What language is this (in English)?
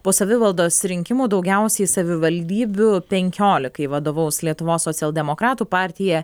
Lithuanian